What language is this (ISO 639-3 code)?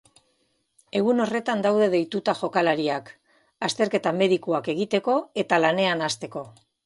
eus